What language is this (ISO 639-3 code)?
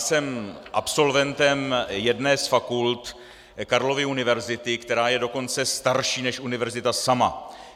ces